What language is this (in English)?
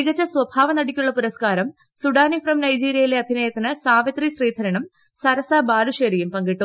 Malayalam